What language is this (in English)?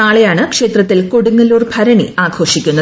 Malayalam